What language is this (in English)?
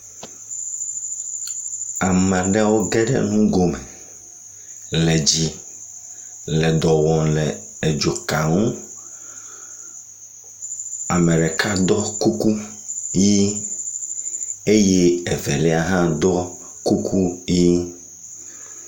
Ewe